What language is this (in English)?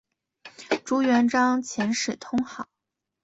Chinese